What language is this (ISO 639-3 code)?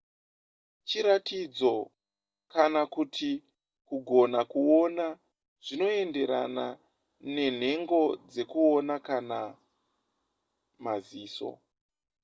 sna